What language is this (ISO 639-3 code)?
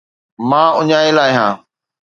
snd